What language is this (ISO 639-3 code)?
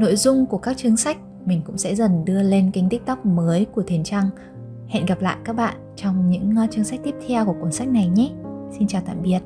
vie